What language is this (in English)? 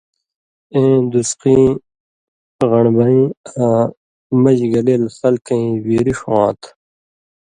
Indus Kohistani